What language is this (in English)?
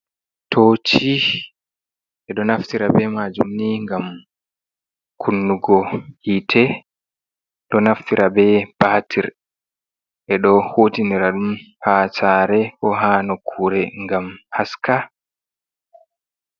Fula